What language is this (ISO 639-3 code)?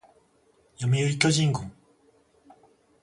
jpn